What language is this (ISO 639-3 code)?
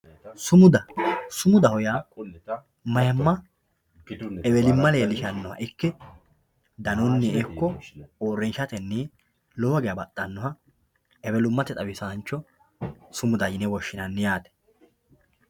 sid